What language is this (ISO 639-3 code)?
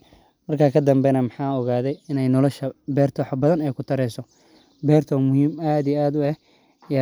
som